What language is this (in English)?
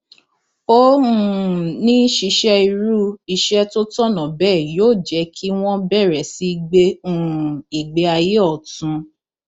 Yoruba